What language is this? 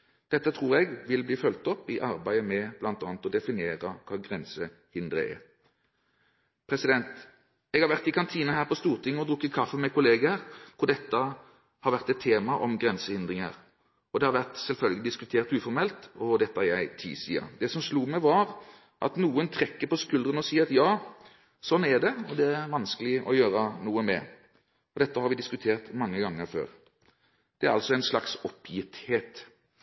Norwegian Bokmål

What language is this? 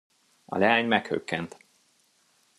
Hungarian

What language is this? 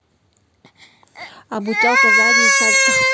Russian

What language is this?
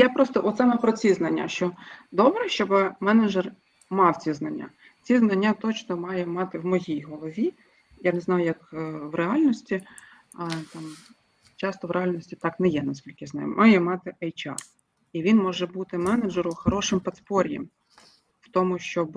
Ukrainian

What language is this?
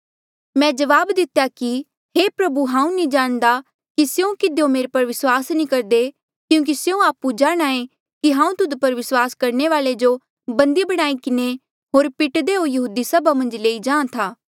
Mandeali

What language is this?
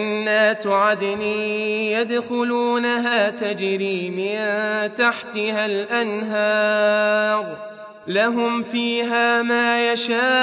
Arabic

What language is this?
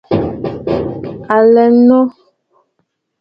Bafut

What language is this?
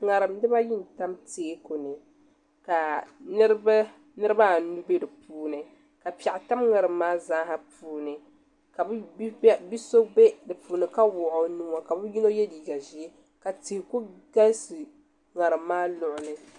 Dagbani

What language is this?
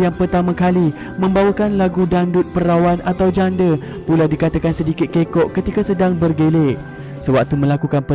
Malay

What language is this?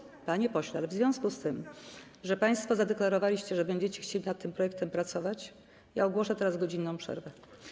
Polish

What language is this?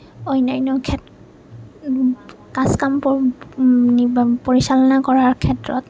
Assamese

